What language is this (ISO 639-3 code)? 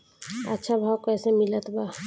bho